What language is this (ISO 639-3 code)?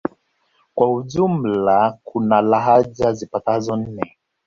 swa